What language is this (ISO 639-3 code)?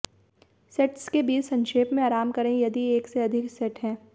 hin